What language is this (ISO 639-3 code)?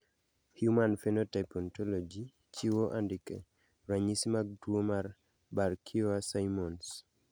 luo